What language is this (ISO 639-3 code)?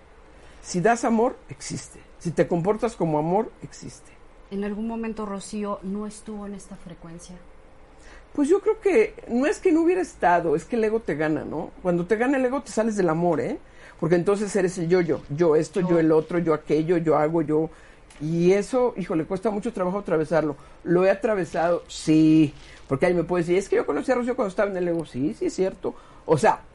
spa